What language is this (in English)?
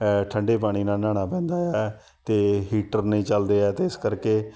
Punjabi